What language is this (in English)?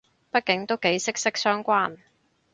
Cantonese